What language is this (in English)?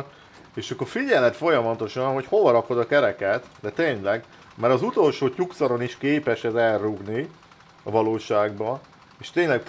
Hungarian